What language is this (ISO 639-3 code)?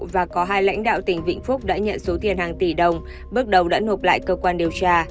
vie